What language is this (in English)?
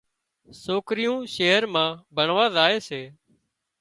Wadiyara Koli